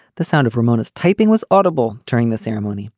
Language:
English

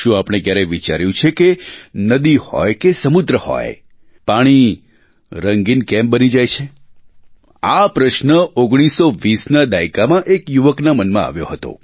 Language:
Gujarati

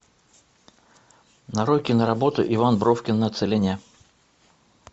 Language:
Russian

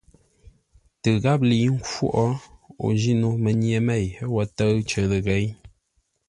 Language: Ngombale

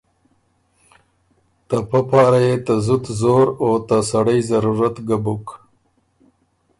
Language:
Ormuri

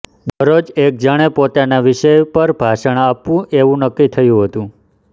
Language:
Gujarati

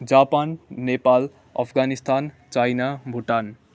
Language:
Nepali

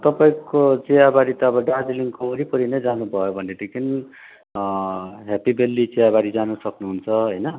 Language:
Nepali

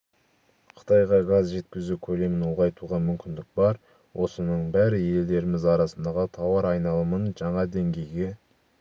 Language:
Kazakh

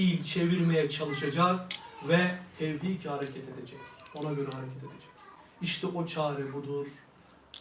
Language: Turkish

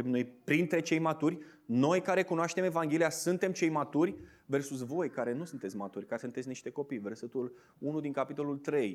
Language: Romanian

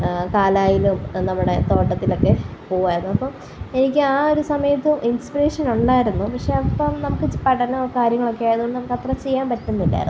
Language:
Malayalam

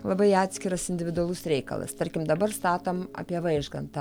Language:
Lithuanian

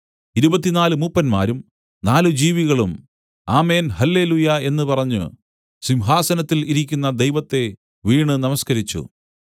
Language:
Malayalam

